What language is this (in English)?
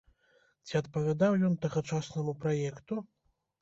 Belarusian